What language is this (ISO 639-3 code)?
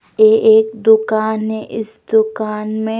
hin